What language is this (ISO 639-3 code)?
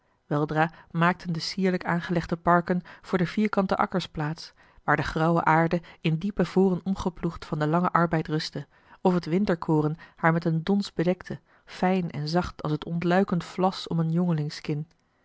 nld